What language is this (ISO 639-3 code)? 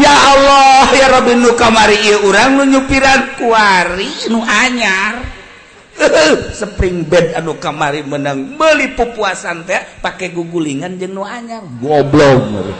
ind